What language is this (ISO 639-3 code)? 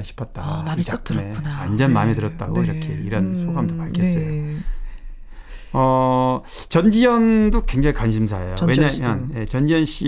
kor